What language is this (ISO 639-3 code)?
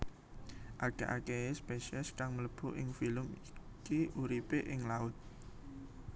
jav